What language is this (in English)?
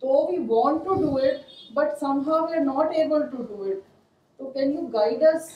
Urdu